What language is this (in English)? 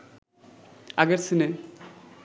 Bangla